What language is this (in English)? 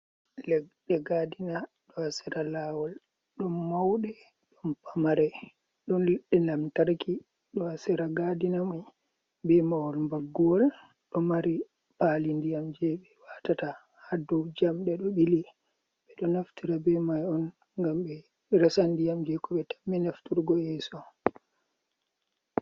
Fula